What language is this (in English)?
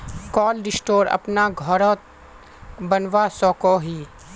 Magahi